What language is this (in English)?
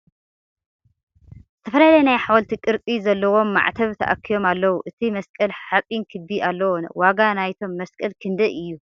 Tigrinya